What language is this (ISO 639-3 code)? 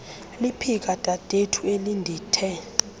xho